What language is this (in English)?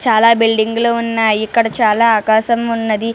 Telugu